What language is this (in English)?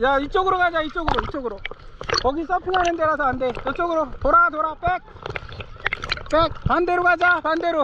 Korean